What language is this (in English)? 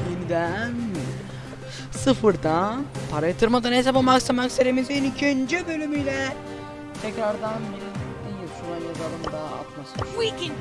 Turkish